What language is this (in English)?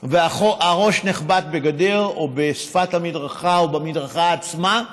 Hebrew